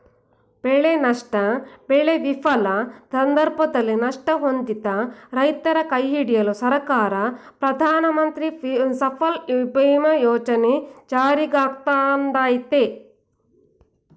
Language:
Kannada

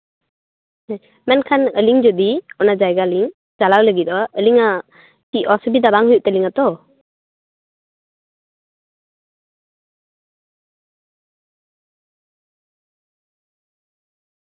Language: Santali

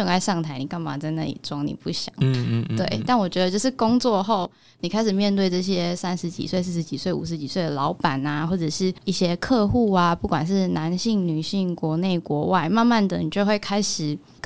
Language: Chinese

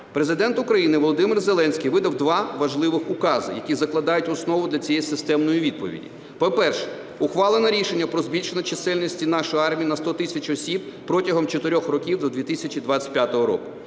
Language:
Ukrainian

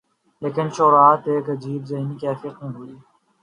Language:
Urdu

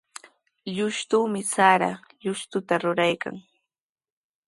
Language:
Sihuas Ancash Quechua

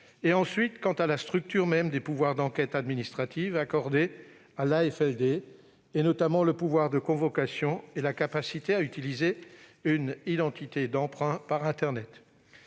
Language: French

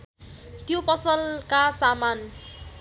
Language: Nepali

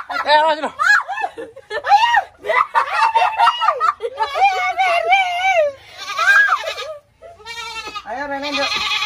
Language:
Indonesian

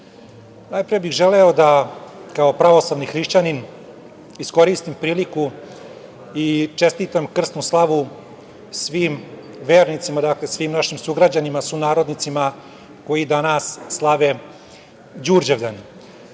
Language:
Serbian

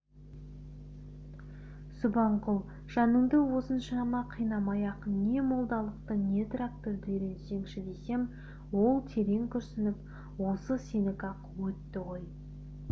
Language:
Kazakh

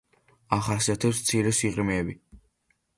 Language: Georgian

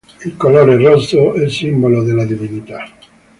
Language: Italian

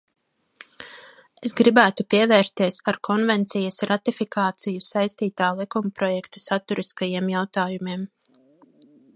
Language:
Latvian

